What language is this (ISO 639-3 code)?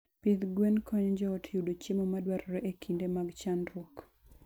luo